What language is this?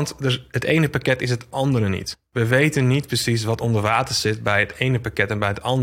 Dutch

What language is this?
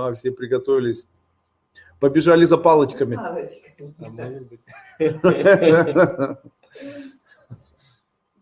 Russian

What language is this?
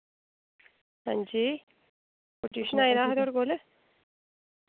Dogri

